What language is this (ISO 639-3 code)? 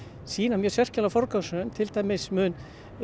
isl